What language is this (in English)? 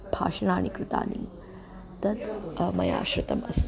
Sanskrit